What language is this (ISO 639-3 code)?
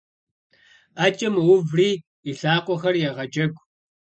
kbd